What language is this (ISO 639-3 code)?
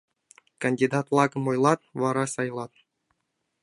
chm